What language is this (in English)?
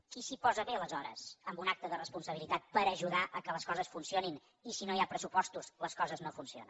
Catalan